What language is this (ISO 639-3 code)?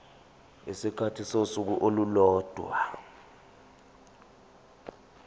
zul